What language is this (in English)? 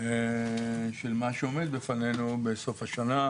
Hebrew